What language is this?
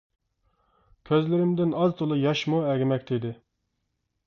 Uyghur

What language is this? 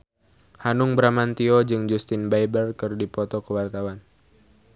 Sundanese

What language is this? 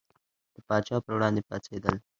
Pashto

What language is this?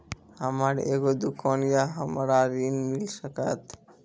Maithili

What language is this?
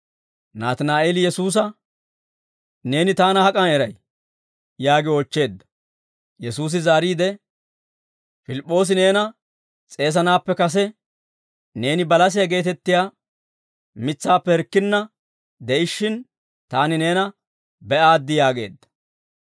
Dawro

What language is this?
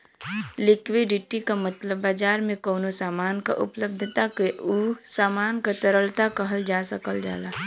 Bhojpuri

